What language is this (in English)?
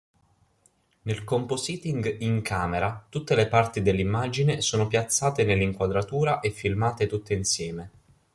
Italian